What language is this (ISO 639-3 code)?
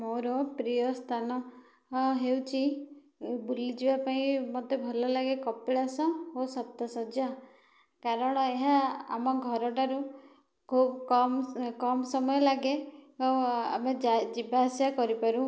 ori